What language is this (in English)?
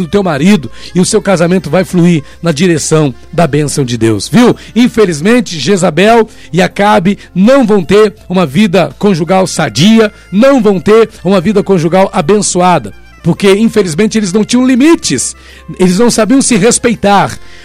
Portuguese